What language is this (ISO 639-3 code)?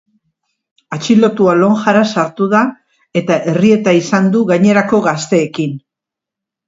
eus